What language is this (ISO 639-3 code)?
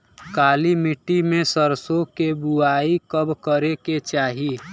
bho